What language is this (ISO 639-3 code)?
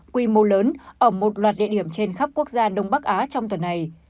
vie